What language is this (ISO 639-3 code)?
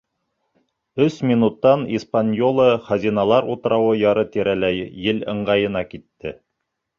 bak